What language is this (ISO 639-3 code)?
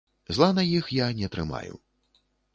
bel